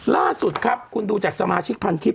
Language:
Thai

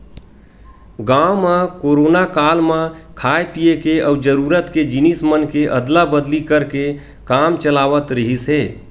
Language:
Chhattisgarhi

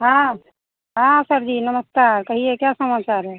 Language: Hindi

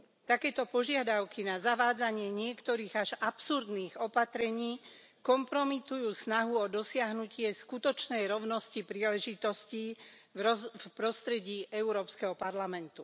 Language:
Slovak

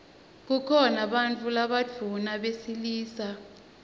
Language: Swati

